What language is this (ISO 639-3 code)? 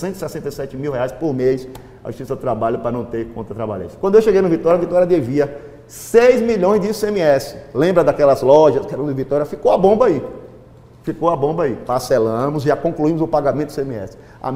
por